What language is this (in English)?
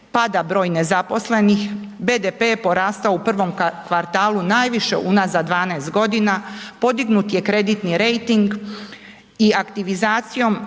Croatian